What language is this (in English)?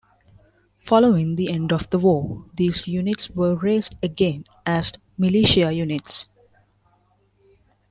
English